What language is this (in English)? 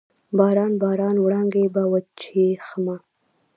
Pashto